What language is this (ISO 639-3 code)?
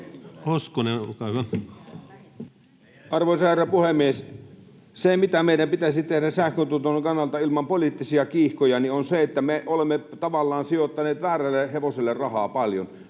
fin